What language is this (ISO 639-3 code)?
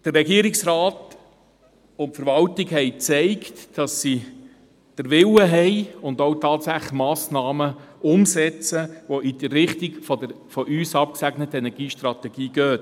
gsw